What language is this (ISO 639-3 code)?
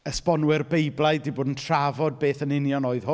cym